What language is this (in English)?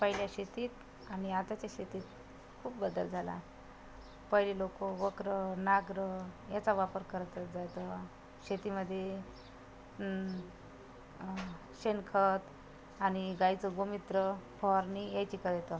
Marathi